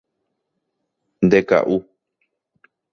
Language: Guarani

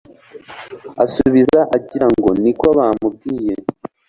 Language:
Kinyarwanda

